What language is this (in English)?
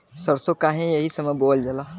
Bhojpuri